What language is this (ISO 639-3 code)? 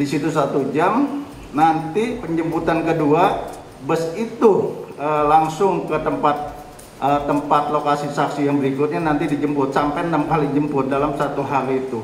ind